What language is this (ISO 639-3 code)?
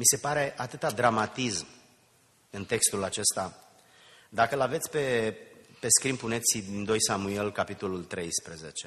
ron